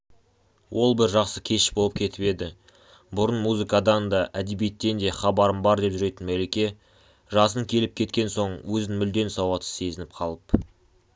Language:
Kazakh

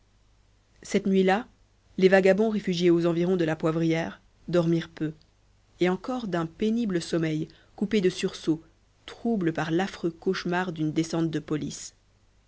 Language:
French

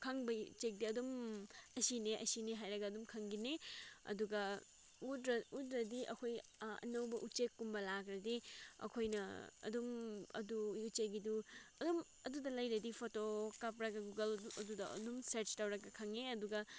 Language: Manipuri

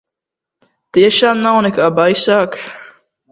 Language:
Latvian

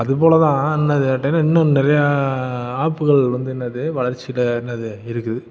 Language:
Tamil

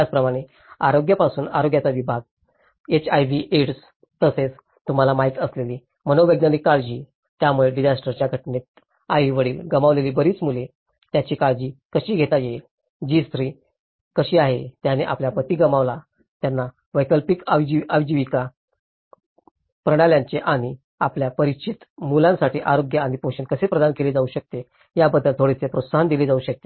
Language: Marathi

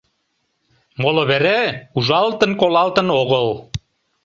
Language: Mari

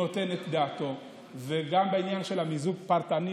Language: Hebrew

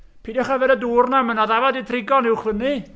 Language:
Welsh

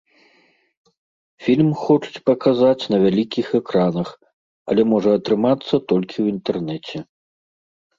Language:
Belarusian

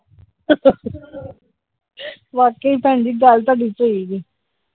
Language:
Punjabi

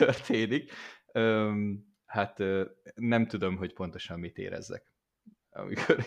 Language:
Hungarian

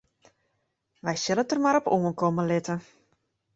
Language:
Western Frisian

